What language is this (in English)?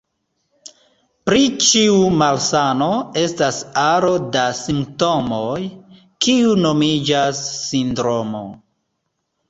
Esperanto